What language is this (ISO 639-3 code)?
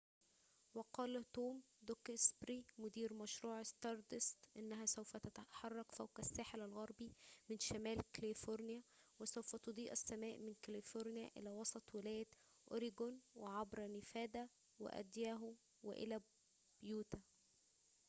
ara